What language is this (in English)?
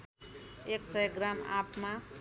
Nepali